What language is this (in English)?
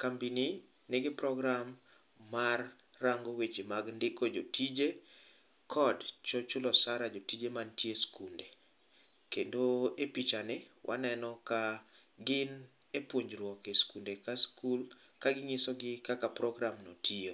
Luo (Kenya and Tanzania)